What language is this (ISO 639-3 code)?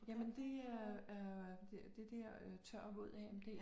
dan